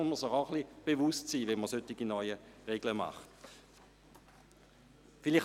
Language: Swiss German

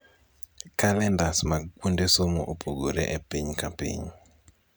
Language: Luo (Kenya and Tanzania)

